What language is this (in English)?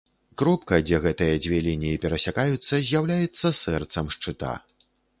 Belarusian